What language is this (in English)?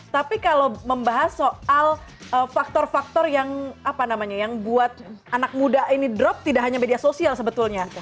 Indonesian